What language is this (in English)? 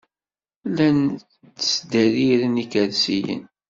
Kabyle